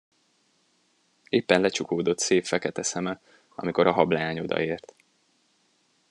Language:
Hungarian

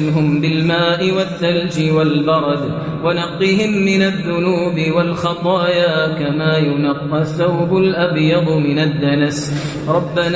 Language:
Arabic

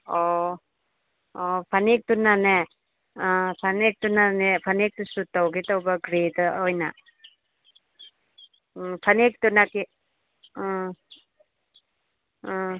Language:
Manipuri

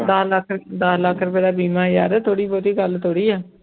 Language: Punjabi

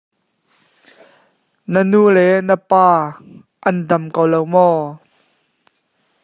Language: Hakha Chin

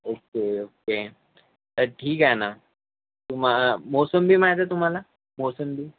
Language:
Marathi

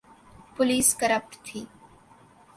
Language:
Urdu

